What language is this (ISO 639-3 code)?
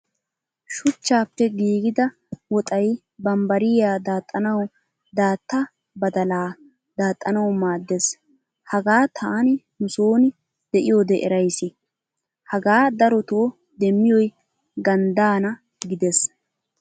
wal